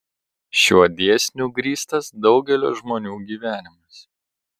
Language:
Lithuanian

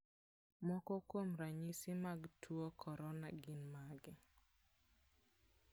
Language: Luo (Kenya and Tanzania)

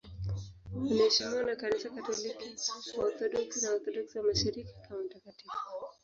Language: Swahili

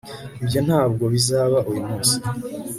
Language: Kinyarwanda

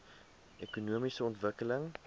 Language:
Afrikaans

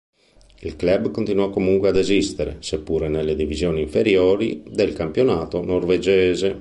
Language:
Italian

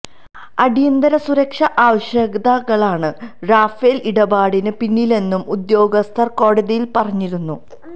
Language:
Malayalam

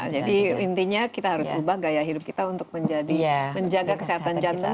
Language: Indonesian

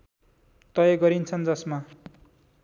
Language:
Nepali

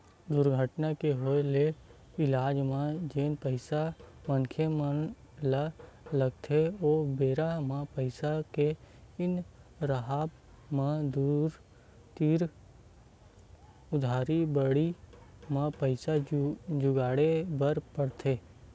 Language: Chhattisgarhi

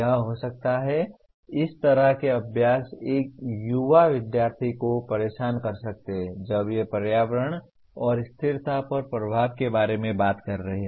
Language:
Hindi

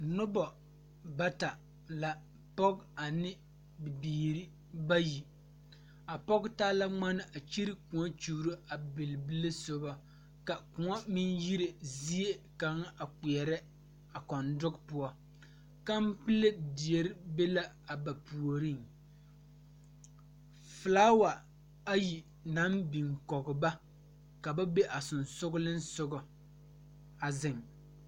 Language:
Southern Dagaare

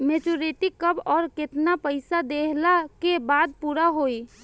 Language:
Bhojpuri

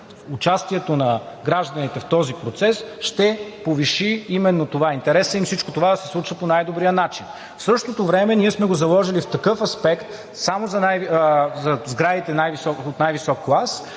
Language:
Bulgarian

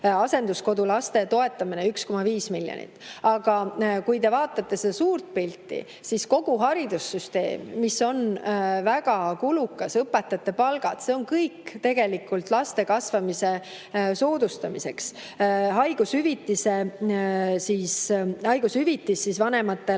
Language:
Estonian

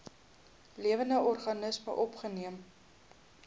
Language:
Afrikaans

